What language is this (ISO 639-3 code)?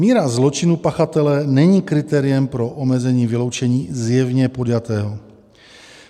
ces